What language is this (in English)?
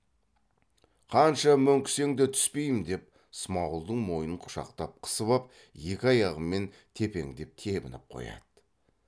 Kazakh